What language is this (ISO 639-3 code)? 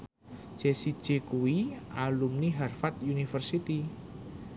jav